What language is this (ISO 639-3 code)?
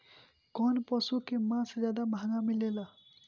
bho